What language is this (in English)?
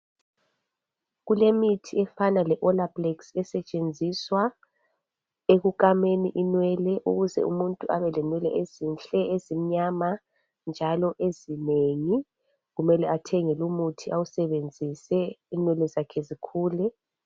North Ndebele